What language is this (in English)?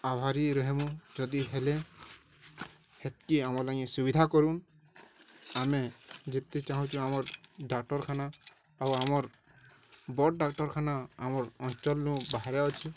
Odia